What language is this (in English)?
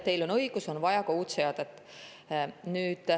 Estonian